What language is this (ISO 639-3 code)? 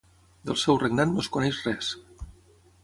cat